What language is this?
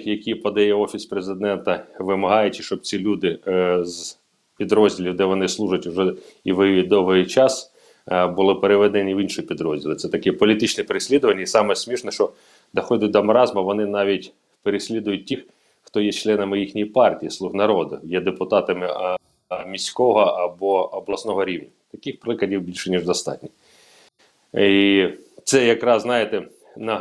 Ukrainian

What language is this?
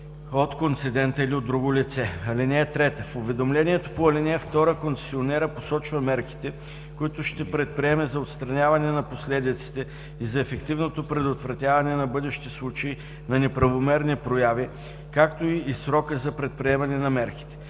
Bulgarian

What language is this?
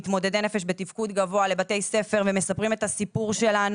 Hebrew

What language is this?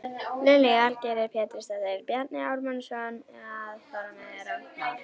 Icelandic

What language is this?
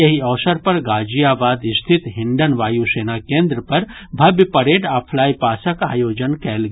Maithili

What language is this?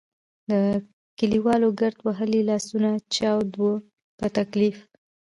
Pashto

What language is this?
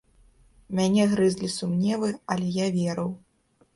Belarusian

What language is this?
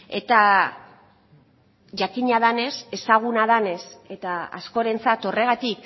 Basque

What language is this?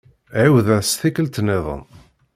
Kabyle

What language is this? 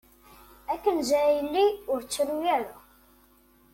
Kabyle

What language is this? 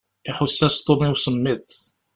Kabyle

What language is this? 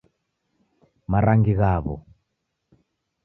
Taita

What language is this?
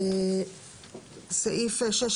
Hebrew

